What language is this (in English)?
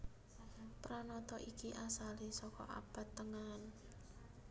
Javanese